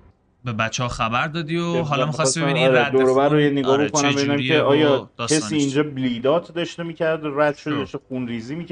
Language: Persian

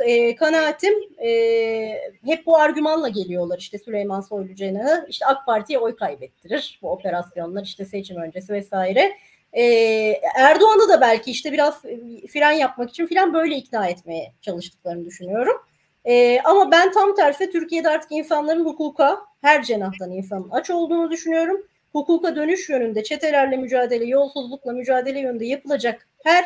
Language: Turkish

